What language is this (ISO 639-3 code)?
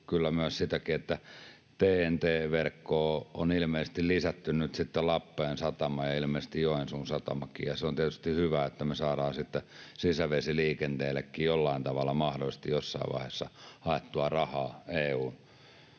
fin